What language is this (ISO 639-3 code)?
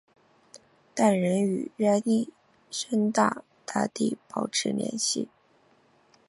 zho